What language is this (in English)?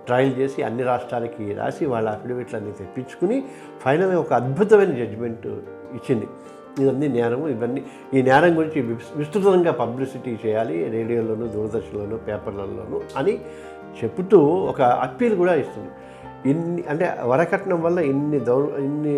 Telugu